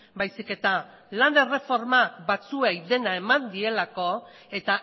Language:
Basque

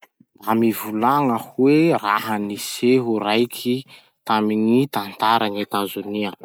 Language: Masikoro Malagasy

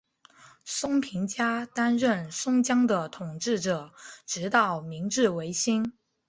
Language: Chinese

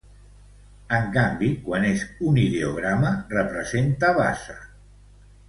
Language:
Catalan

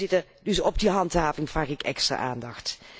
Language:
Dutch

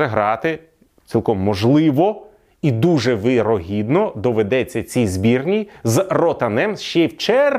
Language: Ukrainian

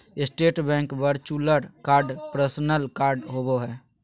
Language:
Magahi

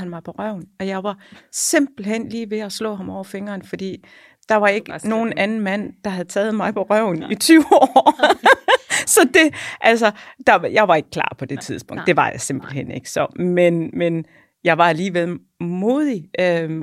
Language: Danish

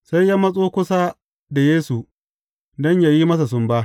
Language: Hausa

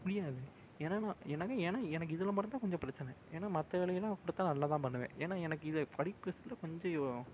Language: Tamil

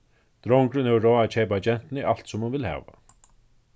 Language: Faroese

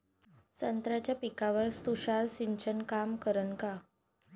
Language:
Marathi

